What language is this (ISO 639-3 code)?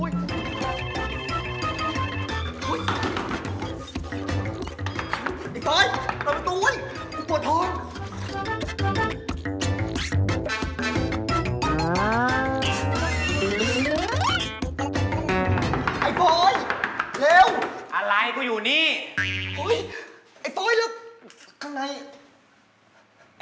tha